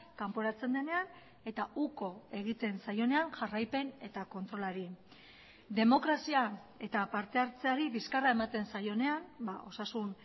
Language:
Basque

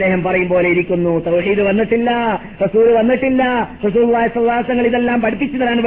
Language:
Malayalam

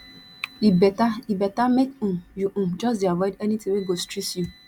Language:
Nigerian Pidgin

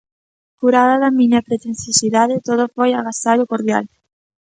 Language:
Galician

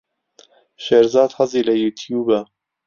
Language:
Central Kurdish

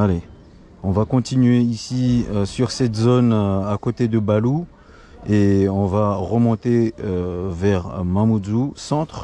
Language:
French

